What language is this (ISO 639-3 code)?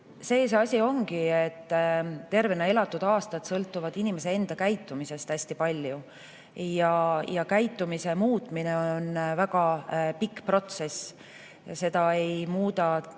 est